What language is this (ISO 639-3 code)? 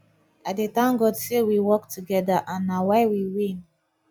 pcm